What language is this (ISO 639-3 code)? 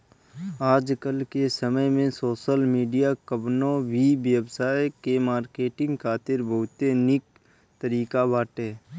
bho